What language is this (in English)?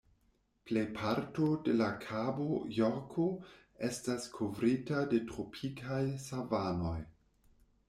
Esperanto